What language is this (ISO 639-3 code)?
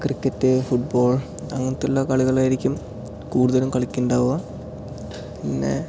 mal